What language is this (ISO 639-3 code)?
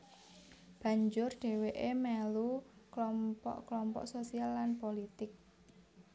jav